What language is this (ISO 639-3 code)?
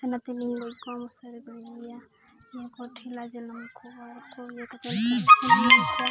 sat